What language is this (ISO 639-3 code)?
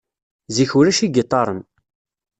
kab